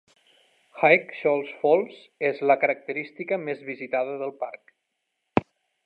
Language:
Catalan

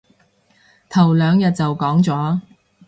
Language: Cantonese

